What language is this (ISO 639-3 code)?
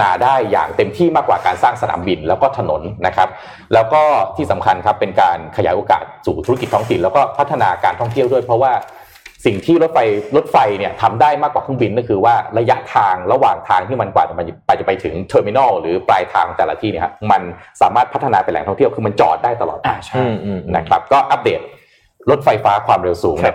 tha